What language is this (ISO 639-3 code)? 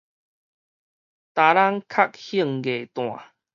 nan